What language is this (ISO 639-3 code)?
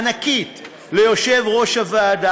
heb